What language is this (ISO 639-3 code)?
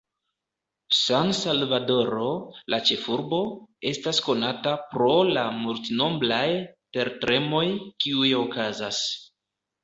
epo